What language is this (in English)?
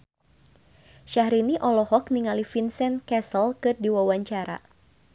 Sundanese